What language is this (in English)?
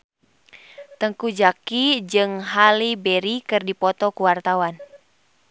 Sundanese